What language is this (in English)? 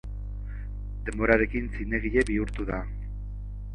Basque